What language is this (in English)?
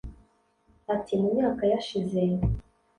Kinyarwanda